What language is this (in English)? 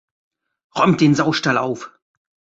German